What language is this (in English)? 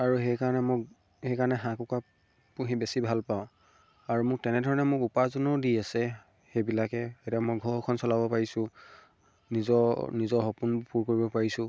Assamese